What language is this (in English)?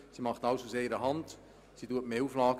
Swiss German